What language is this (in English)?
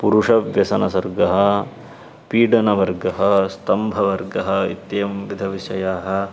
Sanskrit